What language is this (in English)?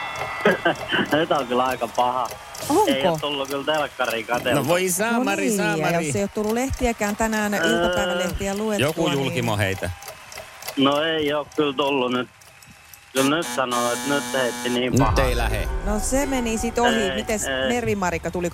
Finnish